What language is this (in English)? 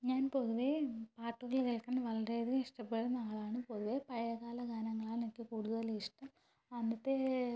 Malayalam